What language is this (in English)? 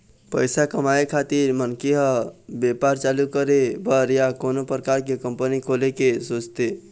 Chhattisgarhi